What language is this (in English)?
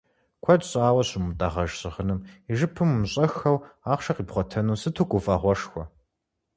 Kabardian